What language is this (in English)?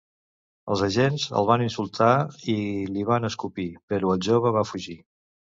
Catalan